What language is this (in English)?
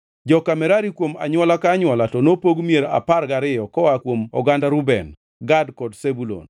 Luo (Kenya and Tanzania)